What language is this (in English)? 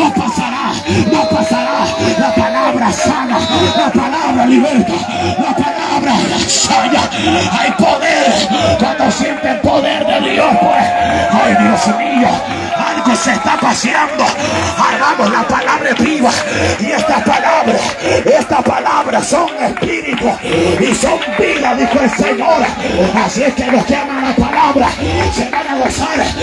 Spanish